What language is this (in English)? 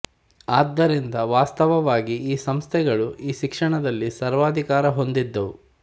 Kannada